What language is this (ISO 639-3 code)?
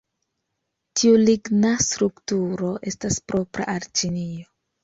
epo